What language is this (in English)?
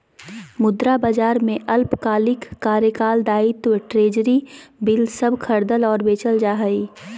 Magahi